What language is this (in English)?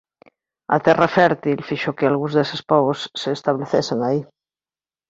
Galician